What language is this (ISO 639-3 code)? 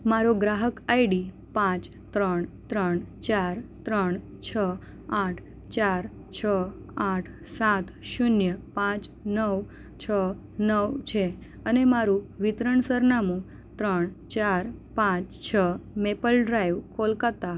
guj